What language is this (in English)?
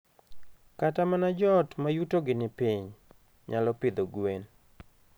Luo (Kenya and Tanzania)